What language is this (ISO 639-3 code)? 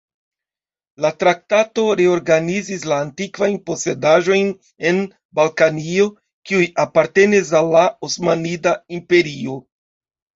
epo